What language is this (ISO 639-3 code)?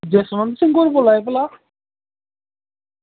doi